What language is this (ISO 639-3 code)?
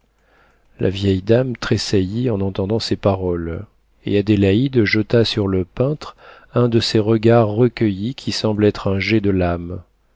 fra